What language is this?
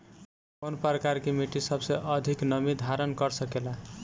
Bhojpuri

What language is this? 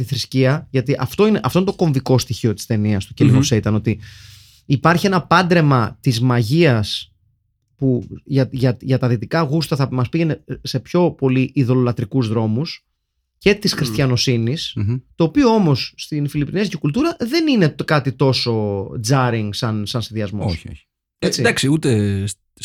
Greek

